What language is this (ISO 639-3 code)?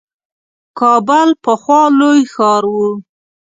pus